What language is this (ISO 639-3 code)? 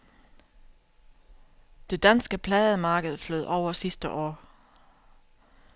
dan